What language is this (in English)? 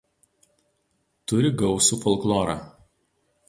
Lithuanian